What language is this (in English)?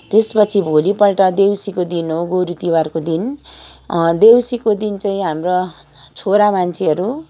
Nepali